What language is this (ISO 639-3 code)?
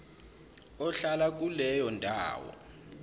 zul